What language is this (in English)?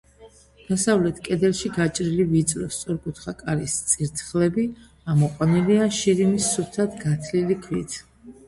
Georgian